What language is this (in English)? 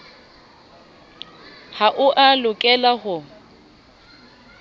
Southern Sotho